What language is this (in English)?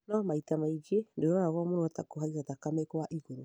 Kikuyu